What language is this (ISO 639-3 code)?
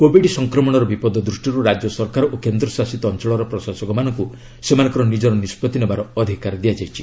ori